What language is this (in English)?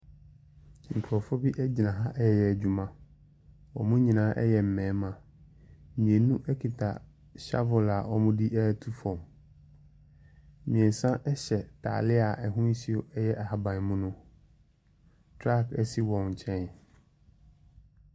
Akan